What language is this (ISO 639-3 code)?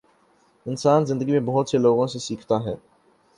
urd